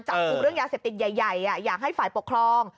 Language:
Thai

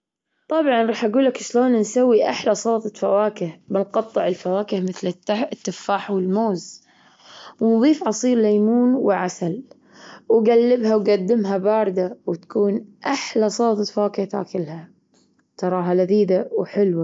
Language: Gulf Arabic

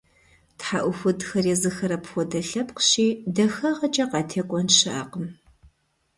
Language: Kabardian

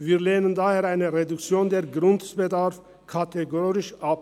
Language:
Swiss German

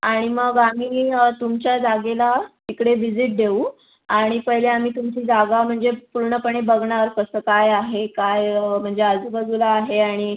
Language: Marathi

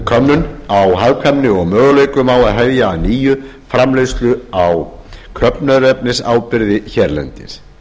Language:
Icelandic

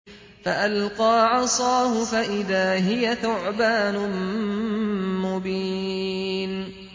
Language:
Arabic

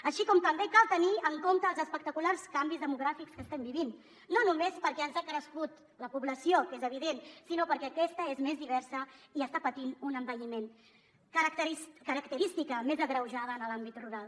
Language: Catalan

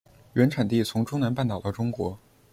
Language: Chinese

